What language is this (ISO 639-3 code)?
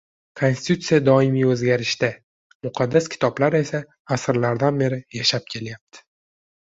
uzb